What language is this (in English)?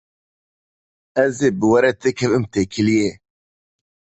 Kurdish